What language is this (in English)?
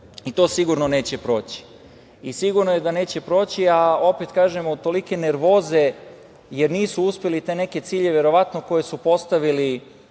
Serbian